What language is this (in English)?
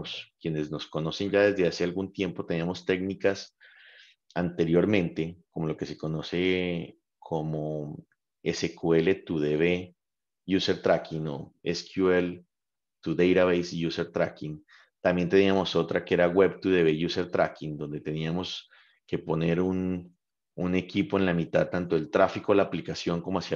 Spanish